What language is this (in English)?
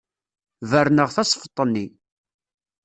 Kabyle